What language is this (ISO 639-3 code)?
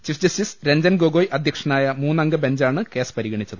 mal